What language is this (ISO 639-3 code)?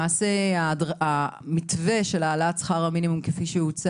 heb